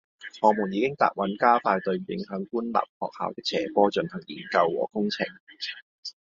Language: Cantonese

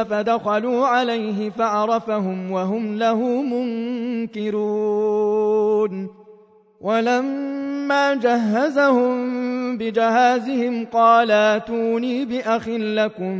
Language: Arabic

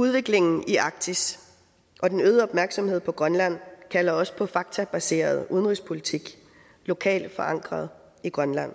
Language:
Danish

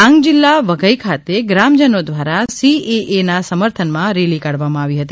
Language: Gujarati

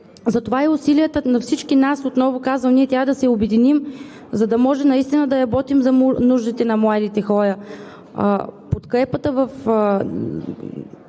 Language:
Bulgarian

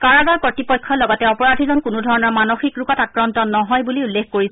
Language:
Assamese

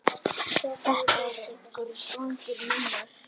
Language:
Icelandic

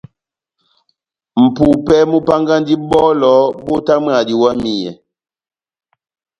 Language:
Batanga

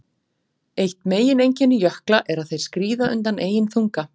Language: Icelandic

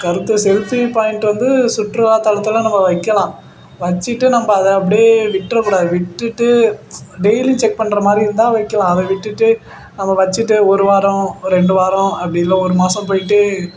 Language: Tamil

